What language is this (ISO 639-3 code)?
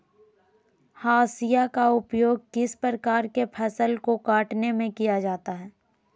mag